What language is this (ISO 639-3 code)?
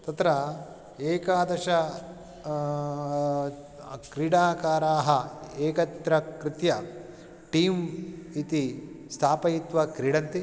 san